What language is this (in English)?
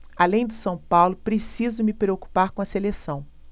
Portuguese